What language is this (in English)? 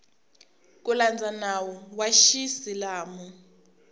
Tsonga